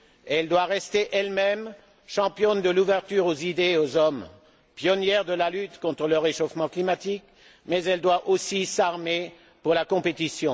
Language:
French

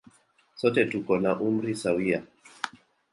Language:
Swahili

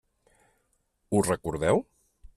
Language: Catalan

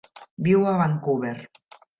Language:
Catalan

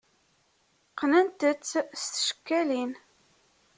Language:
Kabyle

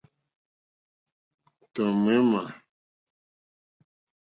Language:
Mokpwe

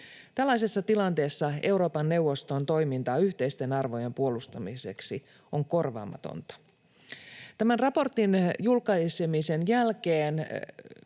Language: Finnish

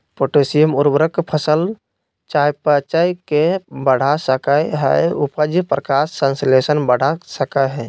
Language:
Magahi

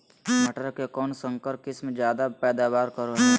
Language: Magahi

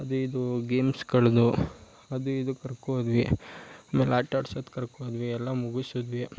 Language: Kannada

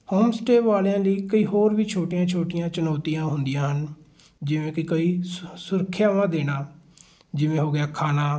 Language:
Punjabi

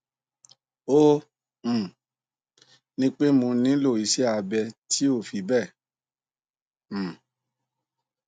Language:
Yoruba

